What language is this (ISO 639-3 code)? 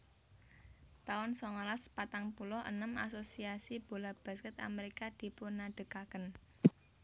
jav